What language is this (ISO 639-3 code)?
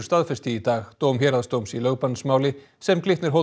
isl